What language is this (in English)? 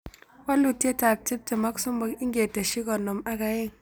Kalenjin